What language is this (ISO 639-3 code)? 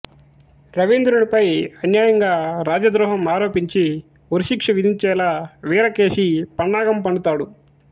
tel